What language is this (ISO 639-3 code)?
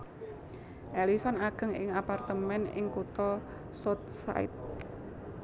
jav